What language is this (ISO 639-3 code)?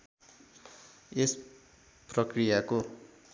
nep